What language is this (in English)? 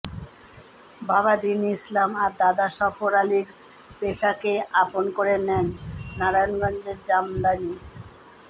Bangla